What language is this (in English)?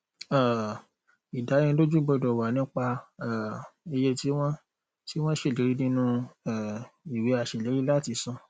Yoruba